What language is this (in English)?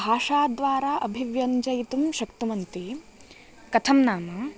Sanskrit